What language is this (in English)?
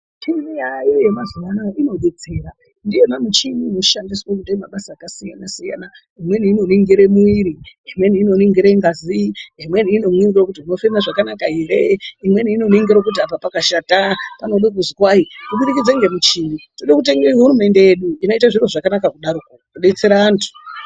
Ndau